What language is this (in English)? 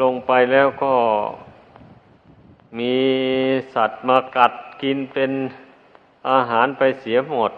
Thai